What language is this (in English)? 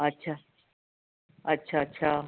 Sindhi